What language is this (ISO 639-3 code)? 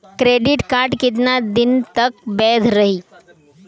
bho